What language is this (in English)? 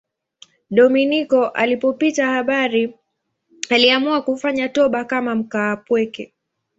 Swahili